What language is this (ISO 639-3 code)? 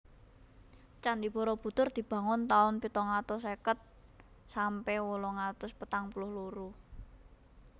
jav